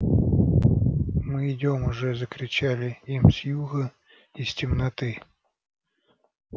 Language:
Russian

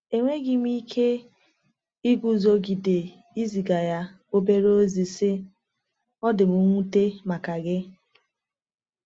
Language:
Igbo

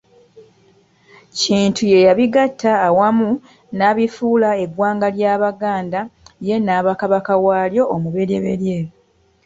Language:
Ganda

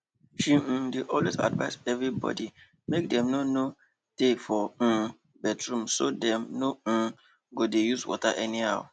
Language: Nigerian Pidgin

